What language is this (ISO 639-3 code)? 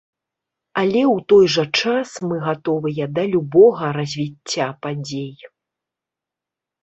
bel